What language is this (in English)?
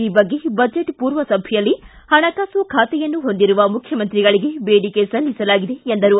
Kannada